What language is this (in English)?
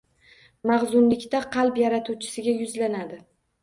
Uzbek